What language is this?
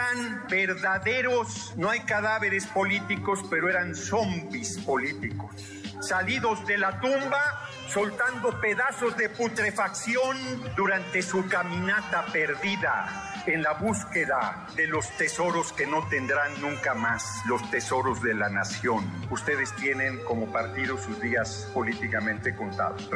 Spanish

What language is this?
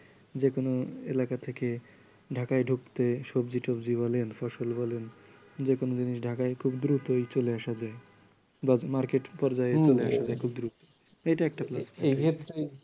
Bangla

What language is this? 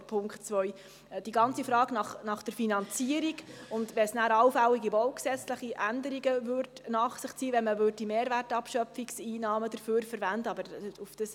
Swiss German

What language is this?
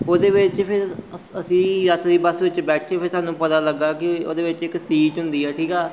Punjabi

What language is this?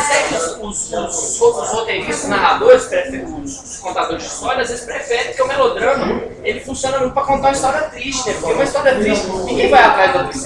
Portuguese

